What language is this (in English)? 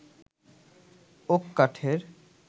Bangla